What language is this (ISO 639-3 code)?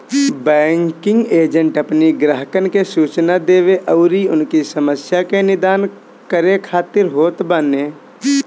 bho